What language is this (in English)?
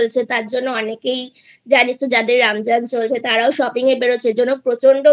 Bangla